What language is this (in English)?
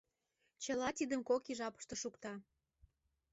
Mari